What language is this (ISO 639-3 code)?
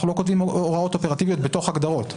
heb